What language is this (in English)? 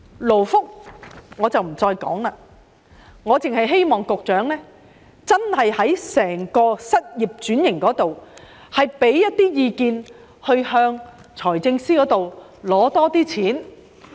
Cantonese